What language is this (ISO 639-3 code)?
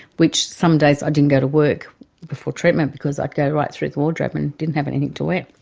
eng